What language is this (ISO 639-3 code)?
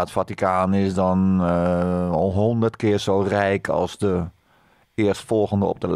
nld